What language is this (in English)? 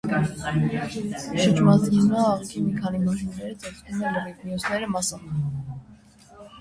Armenian